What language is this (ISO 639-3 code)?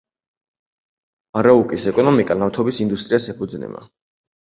kat